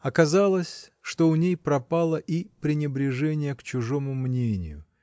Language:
Russian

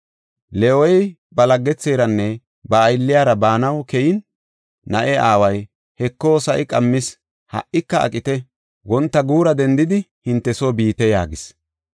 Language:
Gofa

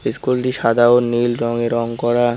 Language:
Bangla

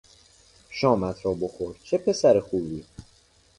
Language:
Persian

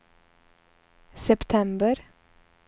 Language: Swedish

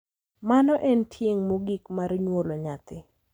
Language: Luo (Kenya and Tanzania)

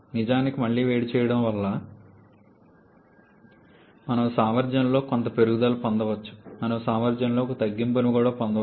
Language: Telugu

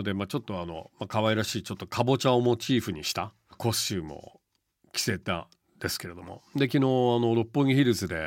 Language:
Japanese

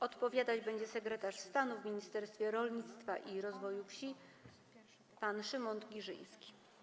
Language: Polish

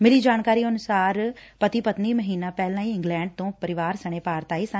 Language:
Punjabi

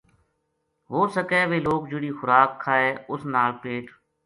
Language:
Gujari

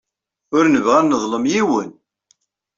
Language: Kabyle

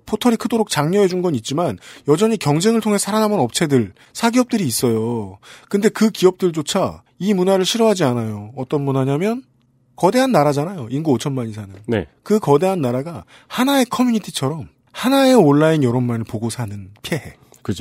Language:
Korean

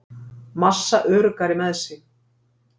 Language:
Icelandic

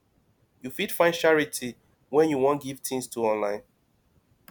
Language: Nigerian Pidgin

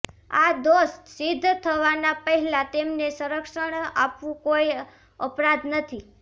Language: Gujarati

